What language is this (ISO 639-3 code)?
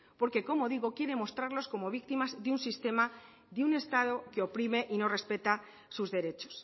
spa